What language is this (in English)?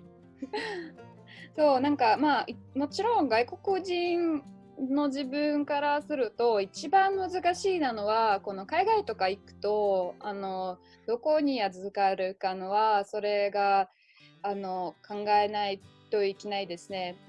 Japanese